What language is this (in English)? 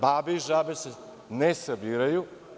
Serbian